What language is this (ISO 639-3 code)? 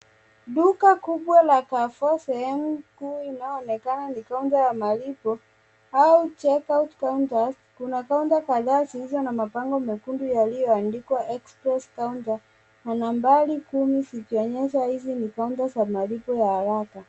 swa